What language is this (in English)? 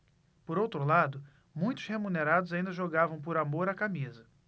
Portuguese